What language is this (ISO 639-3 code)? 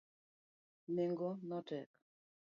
luo